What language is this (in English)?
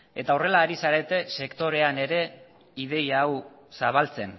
Basque